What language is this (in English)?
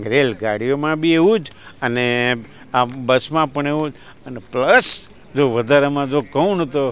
Gujarati